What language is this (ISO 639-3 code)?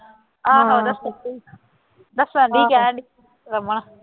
pan